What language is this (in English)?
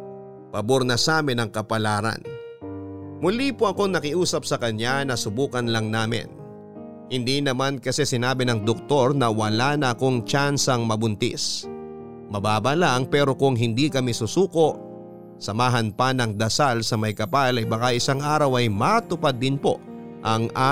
Filipino